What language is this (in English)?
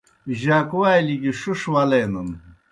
Kohistani Shina